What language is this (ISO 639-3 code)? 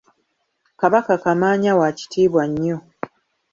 lug